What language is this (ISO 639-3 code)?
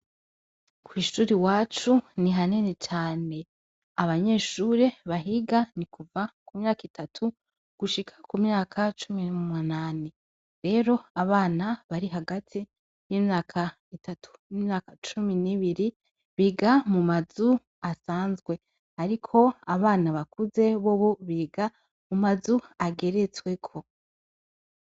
run